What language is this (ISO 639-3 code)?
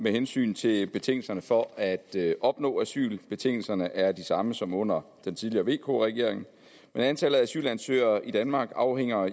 dan